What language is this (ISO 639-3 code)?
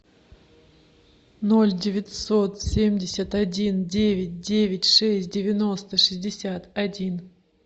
rus